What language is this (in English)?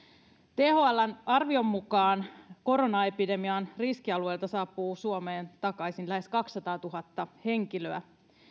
Finnish